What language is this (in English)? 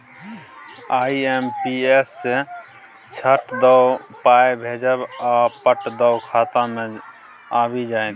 Maithili